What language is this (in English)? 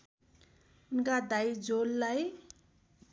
Nepali